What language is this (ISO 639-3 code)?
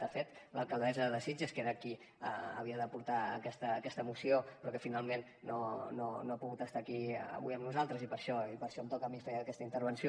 cat